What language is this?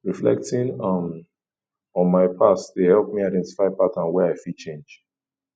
Nigerian Pidgin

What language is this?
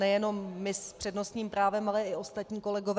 Czech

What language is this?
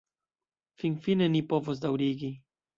Esperanto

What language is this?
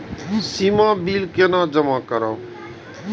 Maithili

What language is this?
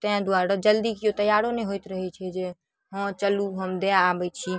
Maithili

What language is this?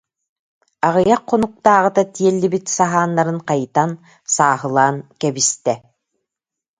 Yakut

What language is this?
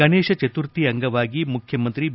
Kannada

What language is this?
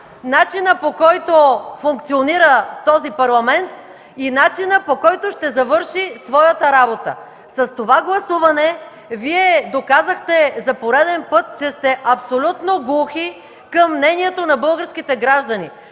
Bulgarian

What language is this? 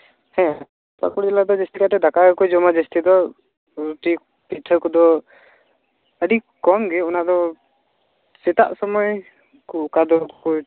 Santali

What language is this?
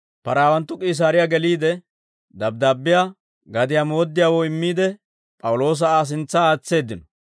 Dawro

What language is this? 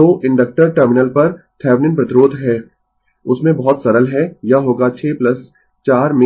Hindi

